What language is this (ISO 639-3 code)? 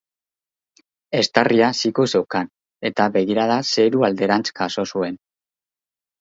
eus